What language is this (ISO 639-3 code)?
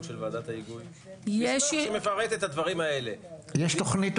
heb